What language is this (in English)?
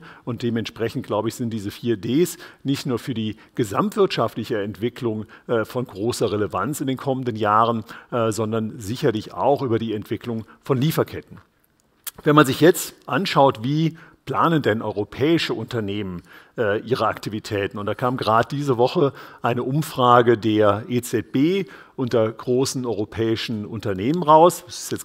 German